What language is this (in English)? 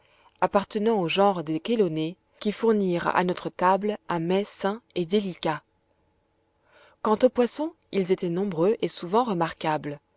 French